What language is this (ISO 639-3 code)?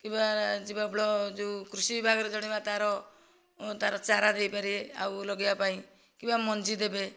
ori